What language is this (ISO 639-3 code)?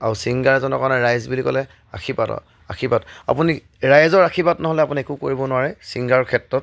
asm